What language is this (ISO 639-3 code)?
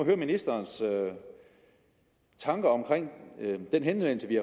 dan